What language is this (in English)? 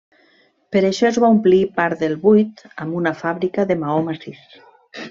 Catalan